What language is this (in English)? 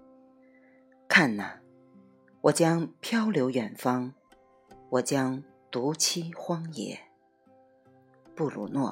Chinese